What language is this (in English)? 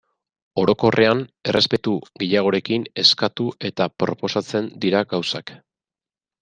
Basque